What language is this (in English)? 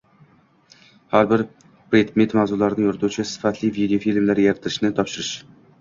Uzbek